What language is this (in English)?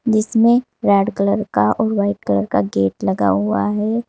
Hindi